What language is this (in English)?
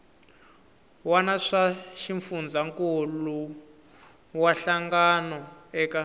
Tsonga